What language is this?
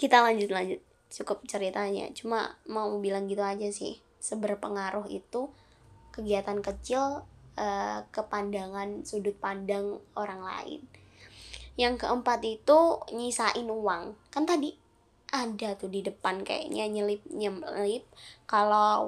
Indonesian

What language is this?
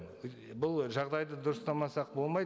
Kazakh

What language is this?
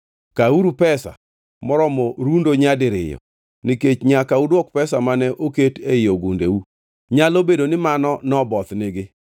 Luo (Kenya and Tanzania)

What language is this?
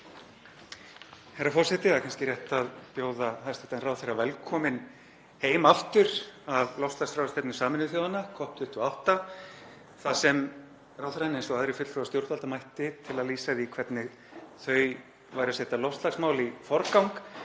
Icelandic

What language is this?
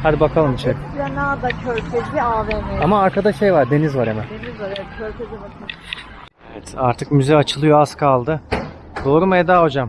Turkish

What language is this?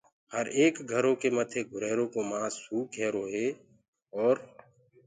Gurgula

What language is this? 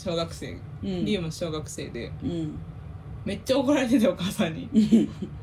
Japanese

